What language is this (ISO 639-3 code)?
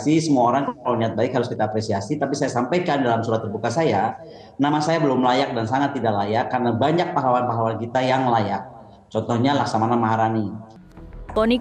ind